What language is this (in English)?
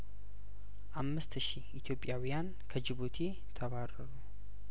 Amharic